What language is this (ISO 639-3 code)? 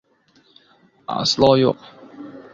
uzb